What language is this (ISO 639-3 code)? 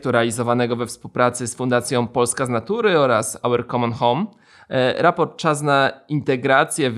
pol